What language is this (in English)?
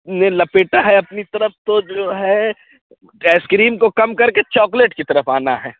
Urdu